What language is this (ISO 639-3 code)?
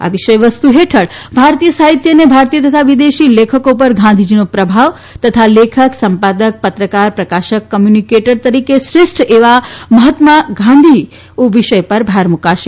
guj